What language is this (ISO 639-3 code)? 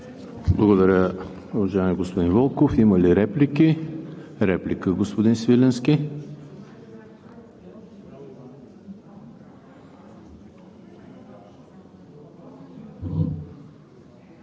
bul